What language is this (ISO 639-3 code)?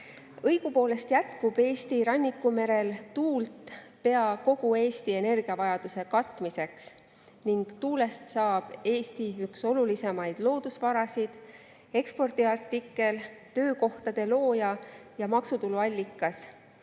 est